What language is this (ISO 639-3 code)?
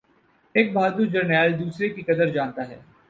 urd